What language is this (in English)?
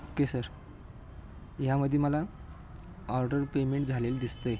Marathi